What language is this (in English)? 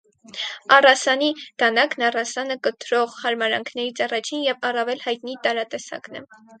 Armenian